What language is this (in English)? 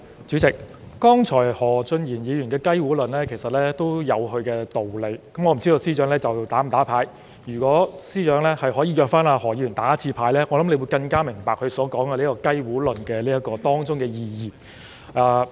Cantonese